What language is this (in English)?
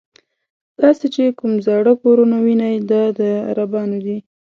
Pashto